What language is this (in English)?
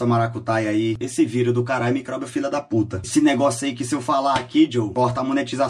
Portuguese